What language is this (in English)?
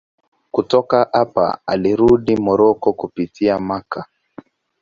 Swahili